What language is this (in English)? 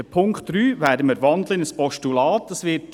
Swiss German